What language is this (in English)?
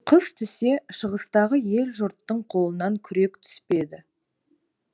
Kazakh